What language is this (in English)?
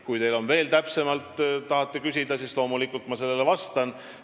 Estonian